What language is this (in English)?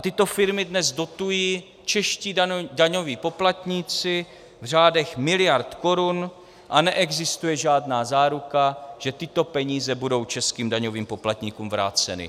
Czech